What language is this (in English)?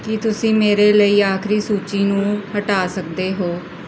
Punjabi